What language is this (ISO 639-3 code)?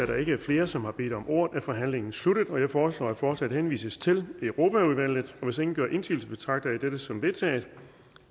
dan